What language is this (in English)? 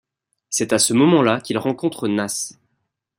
French